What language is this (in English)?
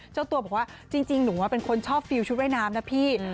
Thai